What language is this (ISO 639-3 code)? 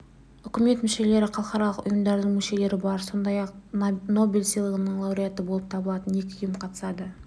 kaz